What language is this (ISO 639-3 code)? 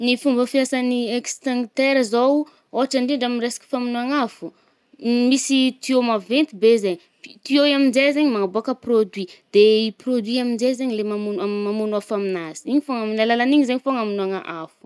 bmm